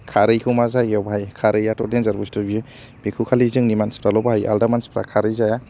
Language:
Bodo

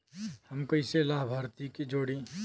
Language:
Bhojpuri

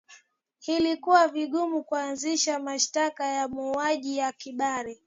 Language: Swahili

